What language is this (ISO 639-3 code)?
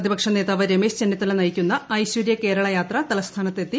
mal